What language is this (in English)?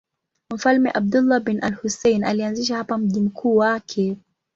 Swahili